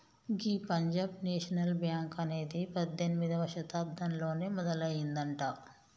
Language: Telugu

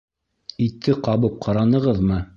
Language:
Bashkir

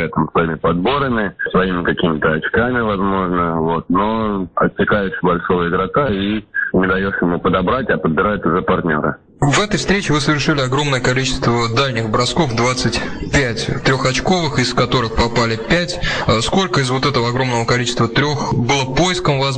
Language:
Russian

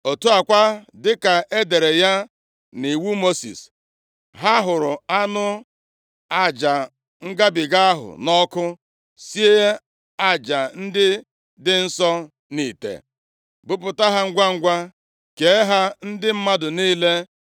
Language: Igbo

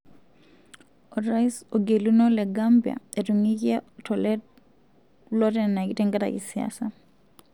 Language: Masai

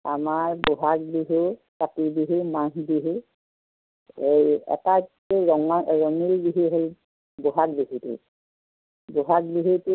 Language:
Assamese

